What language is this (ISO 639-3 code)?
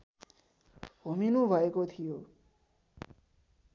nep